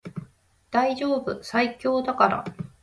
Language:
Japanese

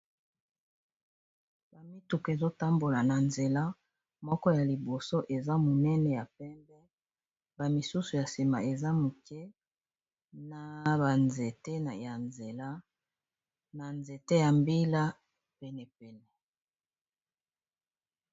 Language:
Lingala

